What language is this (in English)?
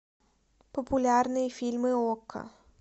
Russian